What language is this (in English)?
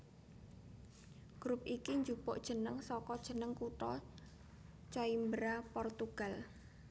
Javanese